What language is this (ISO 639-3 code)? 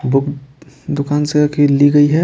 hin